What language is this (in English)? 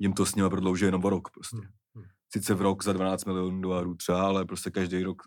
Czech